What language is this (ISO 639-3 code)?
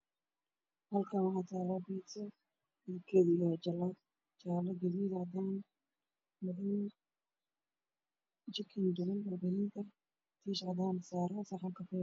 som